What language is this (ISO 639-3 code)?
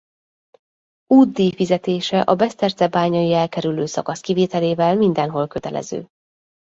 hun